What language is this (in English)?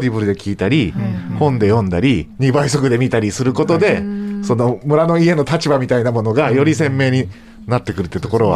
Japanese